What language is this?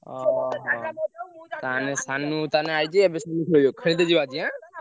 Odia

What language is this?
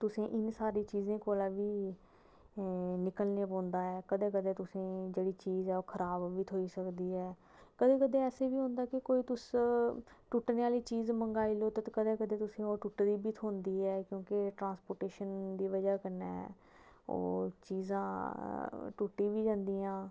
Dogri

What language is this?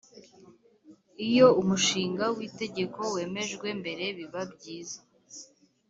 Kinyarwanda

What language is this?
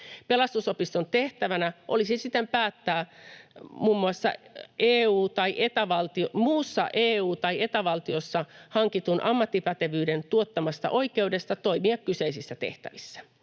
Finnish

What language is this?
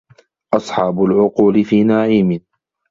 Arabic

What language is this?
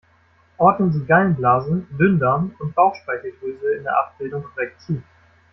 German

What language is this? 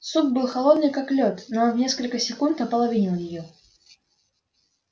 Russian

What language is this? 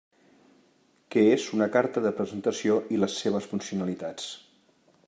Catalan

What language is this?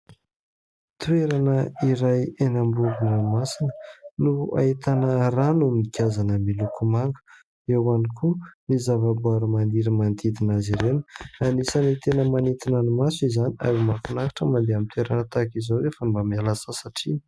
Malagasy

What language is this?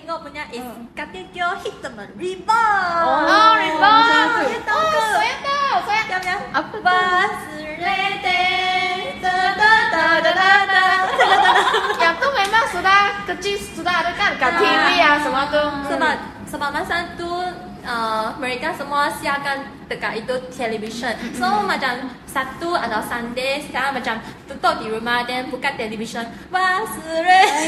Malay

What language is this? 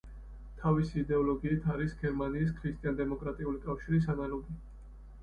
Georgian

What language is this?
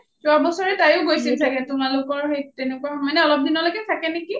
Assamese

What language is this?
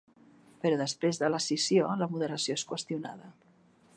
Catalan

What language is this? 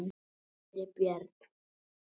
Icelandic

